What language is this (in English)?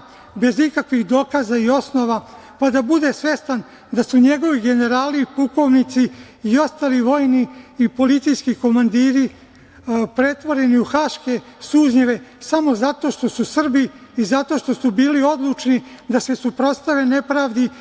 Serbian